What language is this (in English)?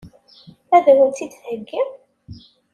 Kabyle